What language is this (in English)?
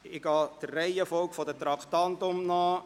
Swiss German